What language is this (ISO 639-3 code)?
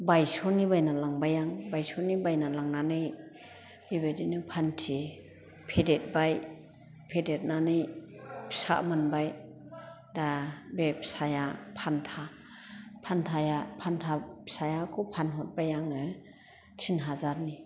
brx